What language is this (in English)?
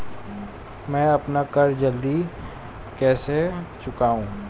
Hindi